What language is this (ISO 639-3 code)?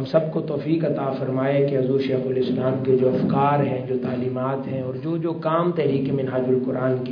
urd